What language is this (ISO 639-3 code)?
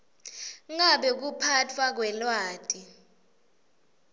ssw